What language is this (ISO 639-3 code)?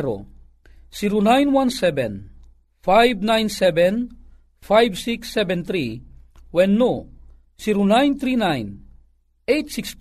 fil